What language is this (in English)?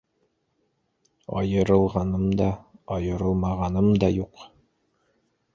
Bashkir